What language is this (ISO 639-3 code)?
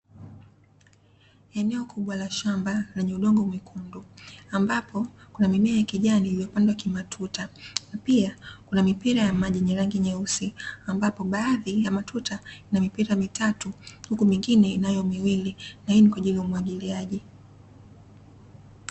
swa